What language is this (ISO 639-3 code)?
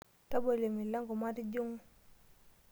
mas